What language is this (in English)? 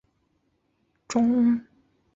Chinese